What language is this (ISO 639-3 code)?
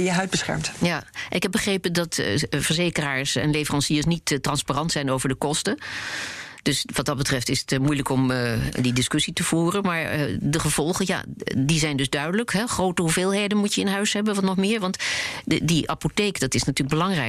nld